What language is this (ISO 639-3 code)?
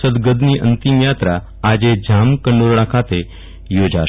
guj